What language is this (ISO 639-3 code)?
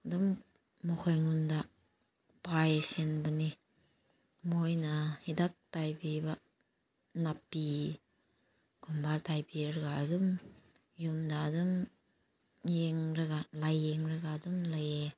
mni